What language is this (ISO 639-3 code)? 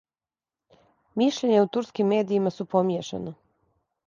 srp